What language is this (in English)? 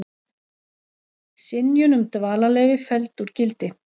Icelandic